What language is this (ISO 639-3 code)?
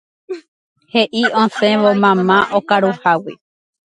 grn